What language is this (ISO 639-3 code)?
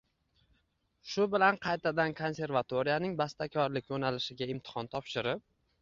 uzb